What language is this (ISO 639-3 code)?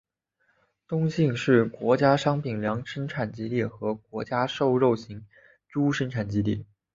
zho